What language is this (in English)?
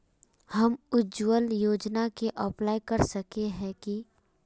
Magahi